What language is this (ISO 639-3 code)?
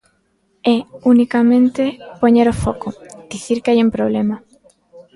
glg